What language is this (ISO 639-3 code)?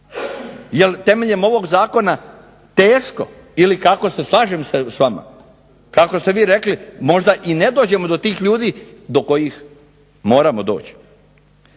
hrv